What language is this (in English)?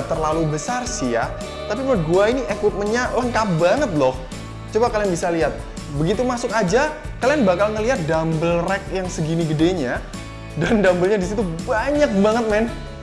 Indonesian